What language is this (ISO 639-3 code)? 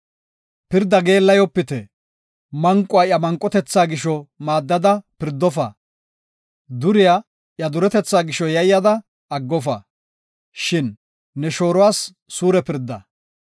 gof